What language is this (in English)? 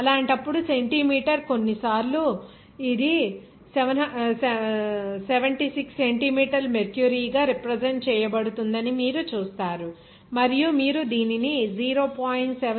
Telugu